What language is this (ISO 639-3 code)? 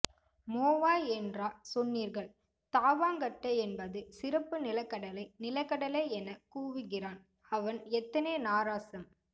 tam